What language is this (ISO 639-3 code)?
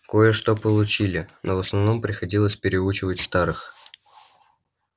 rus